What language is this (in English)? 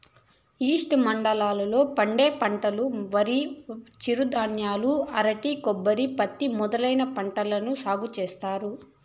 Telugu